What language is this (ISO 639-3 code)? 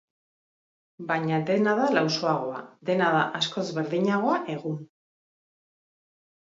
eus